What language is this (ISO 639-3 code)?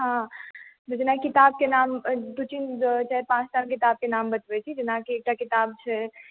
mai